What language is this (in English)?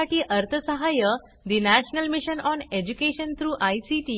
Marathi